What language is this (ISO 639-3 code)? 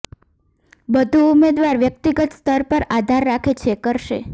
guj